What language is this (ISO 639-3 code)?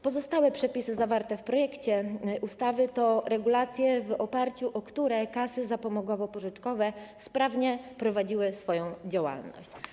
pol